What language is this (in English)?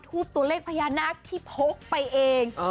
Thai